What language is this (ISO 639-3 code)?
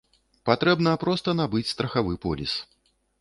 bel